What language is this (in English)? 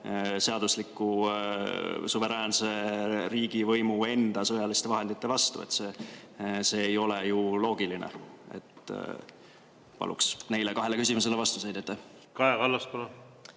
Estonian